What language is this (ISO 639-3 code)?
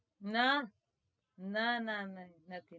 guj